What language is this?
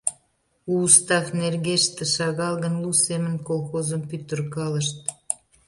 Mari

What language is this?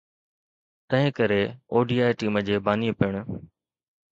Sindhi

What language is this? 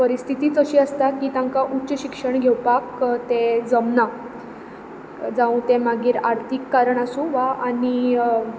Konkani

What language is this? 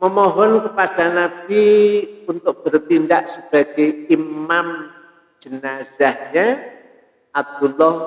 Indonesian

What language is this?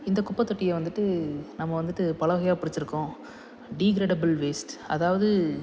Tamil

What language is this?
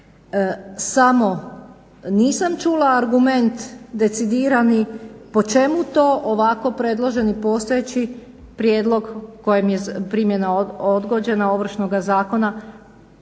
Croatian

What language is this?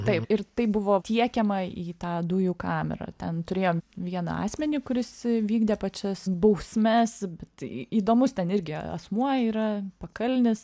Lithuanian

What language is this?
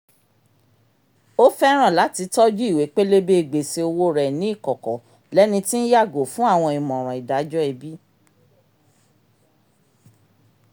Yoruba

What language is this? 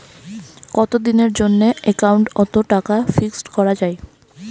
Bangla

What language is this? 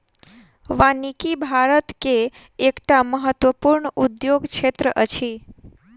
Maithili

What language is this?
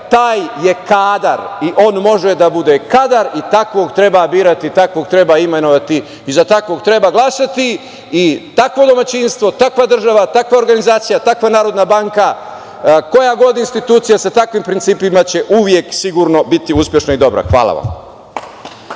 Serbian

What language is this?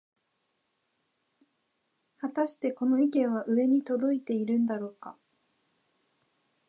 Japanese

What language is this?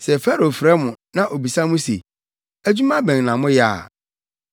Akan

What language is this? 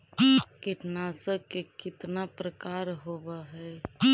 Magahi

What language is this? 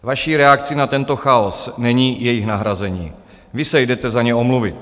Czech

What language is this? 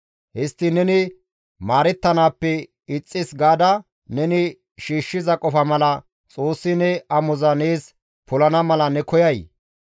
Gamo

